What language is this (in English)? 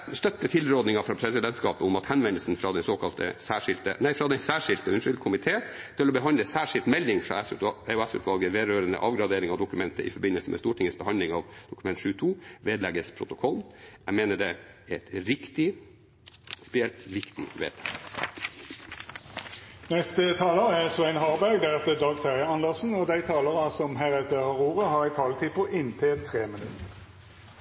Norwegian